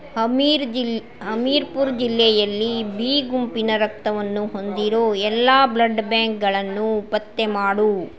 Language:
Kannada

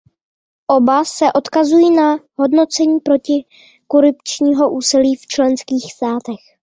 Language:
Czech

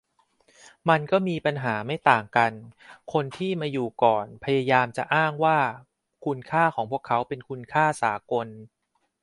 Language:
Thai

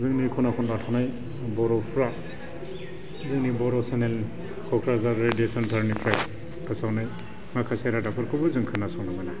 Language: Bodo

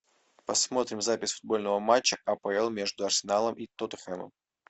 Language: Russian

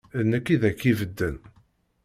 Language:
Kabyle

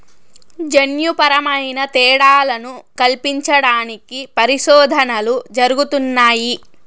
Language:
Telugu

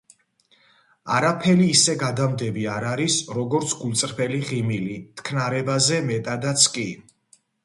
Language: Georgian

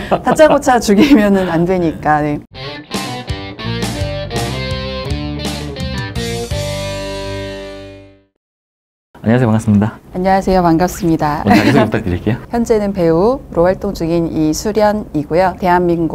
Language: Korean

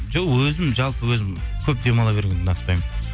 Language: Kazakh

